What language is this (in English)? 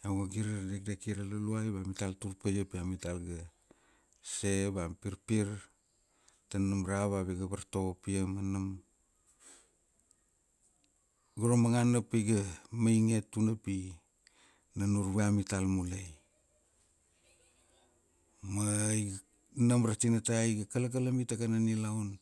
Kuanua